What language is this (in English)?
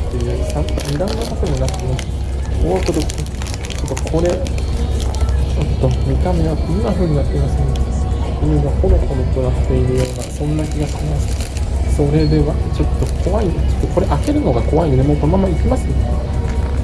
Japanese